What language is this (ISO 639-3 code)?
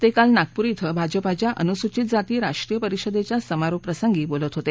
mar